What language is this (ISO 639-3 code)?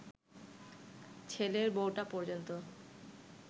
ben